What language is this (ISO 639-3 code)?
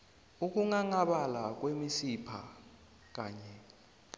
nbl